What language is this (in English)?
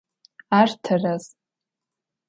Adyghe